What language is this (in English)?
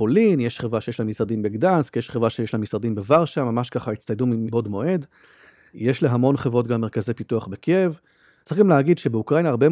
Hebrew